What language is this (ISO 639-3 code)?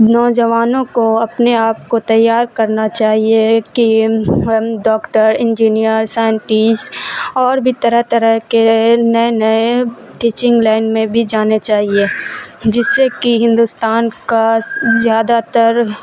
urd